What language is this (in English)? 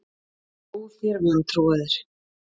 Icelandic